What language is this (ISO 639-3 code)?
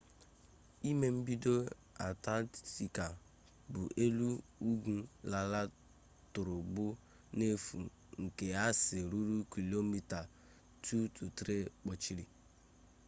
ibo